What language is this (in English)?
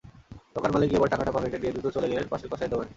Bangla